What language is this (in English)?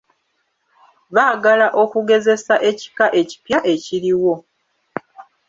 Ganda